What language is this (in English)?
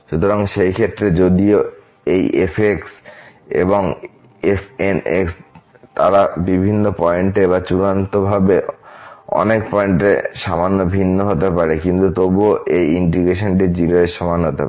Bangla